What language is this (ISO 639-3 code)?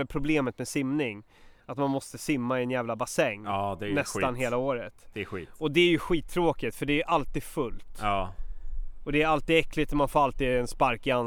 swe